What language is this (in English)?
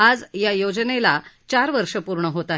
Marathi